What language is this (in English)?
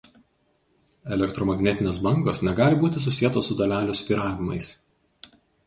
Lithuanian